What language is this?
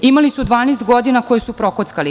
Serbian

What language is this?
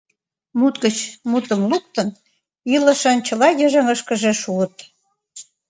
Mari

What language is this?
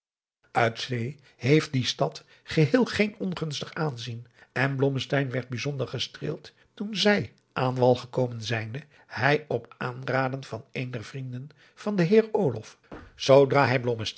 Dutch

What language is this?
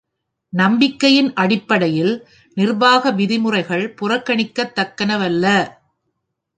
Tamil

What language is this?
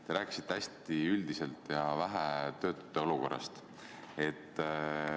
Estonian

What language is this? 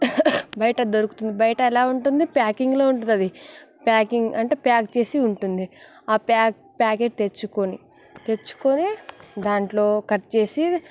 Telugu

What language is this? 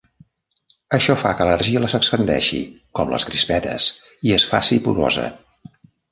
Catalan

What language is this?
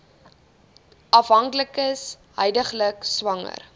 Afrikaans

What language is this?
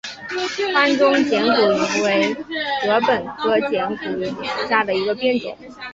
Chinese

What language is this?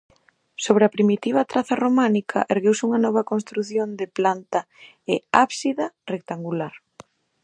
Galician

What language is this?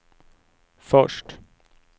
Swedish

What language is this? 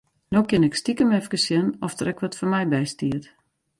Western Frisian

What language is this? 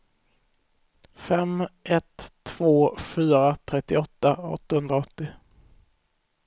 Swedish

